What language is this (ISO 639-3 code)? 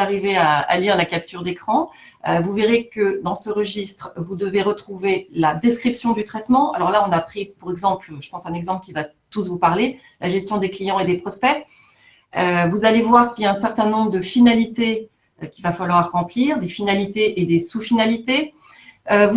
fra